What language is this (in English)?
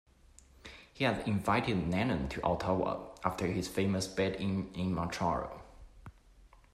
English